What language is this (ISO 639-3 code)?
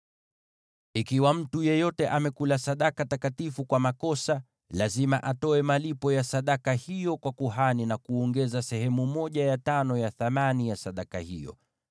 swa